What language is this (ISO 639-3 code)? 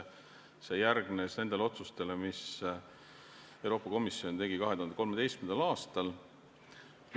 est